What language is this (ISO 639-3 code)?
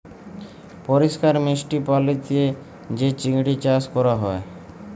ben